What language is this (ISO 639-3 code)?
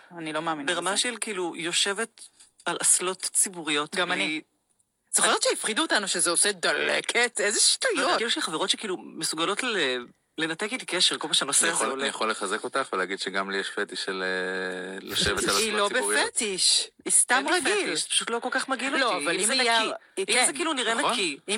heb